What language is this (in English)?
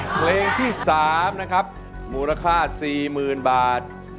Thai